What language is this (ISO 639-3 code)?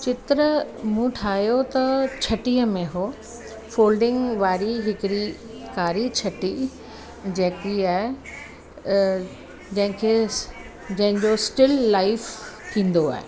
snd